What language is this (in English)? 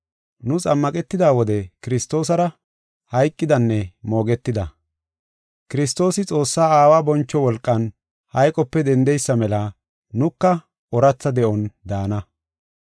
Gofa